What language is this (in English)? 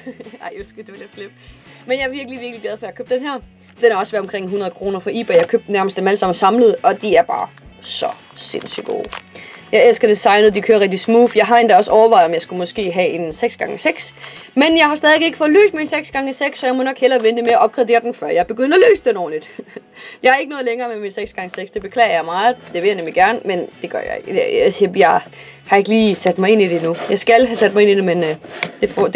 Danish